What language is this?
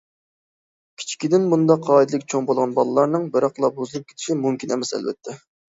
Uyghur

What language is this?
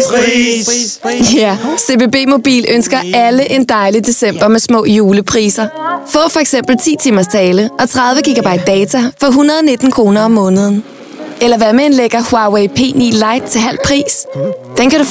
Danish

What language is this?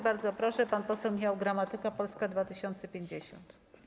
Polish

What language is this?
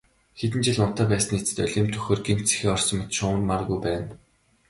Mongolian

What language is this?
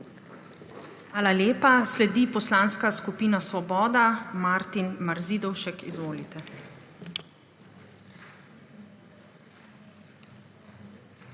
Slovenian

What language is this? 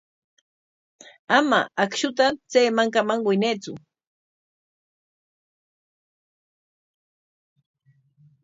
Corongo Ancash Quechua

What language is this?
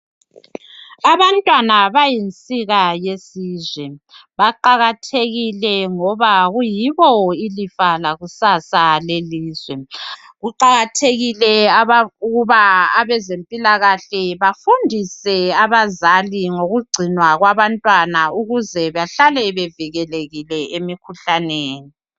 North Ndebele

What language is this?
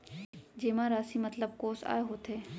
Chhattisgarhi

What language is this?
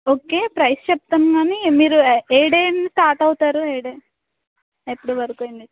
Telugu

